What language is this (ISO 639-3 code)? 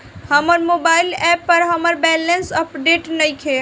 bho